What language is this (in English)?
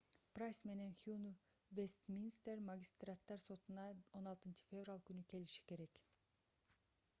Kyrgyz